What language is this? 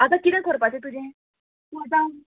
Konkani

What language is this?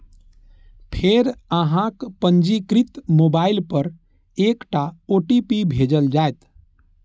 Maithili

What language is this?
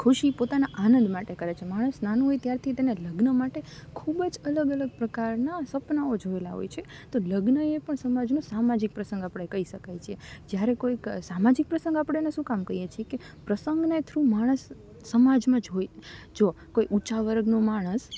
Gujarati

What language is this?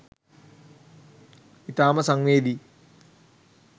Sinhala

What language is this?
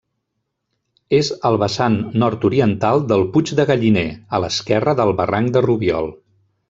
Catalan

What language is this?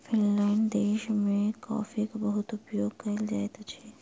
Maithili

